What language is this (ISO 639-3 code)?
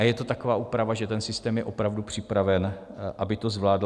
ces